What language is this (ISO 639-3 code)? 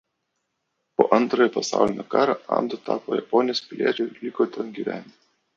lit